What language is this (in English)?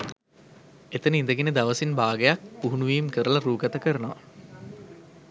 Sinhala